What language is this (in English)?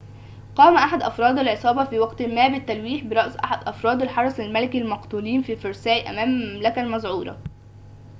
Arabic